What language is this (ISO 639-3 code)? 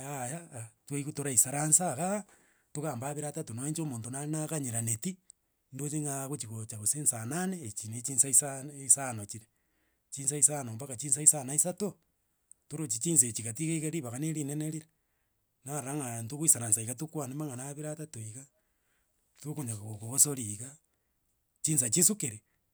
guz